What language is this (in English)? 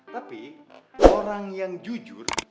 Indonesian